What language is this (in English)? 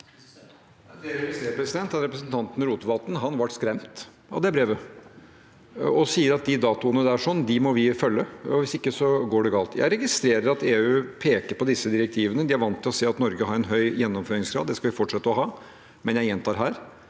Norwegian